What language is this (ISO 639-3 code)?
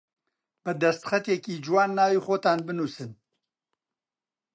ckb